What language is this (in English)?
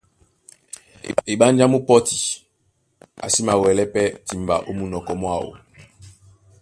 Duala